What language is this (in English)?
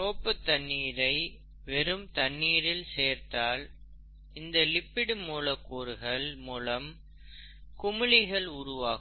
Tamil